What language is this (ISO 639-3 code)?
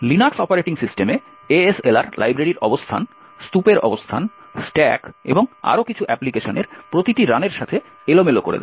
ben